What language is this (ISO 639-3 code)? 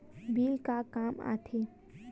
hne